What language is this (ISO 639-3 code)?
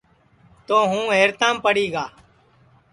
ssi